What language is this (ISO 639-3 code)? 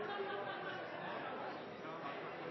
nno